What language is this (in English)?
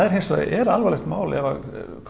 Icelandic